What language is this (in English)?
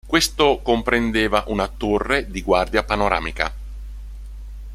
Italian